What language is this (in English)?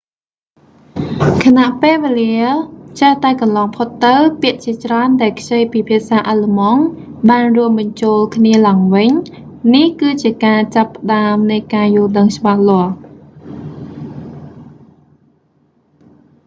Khmer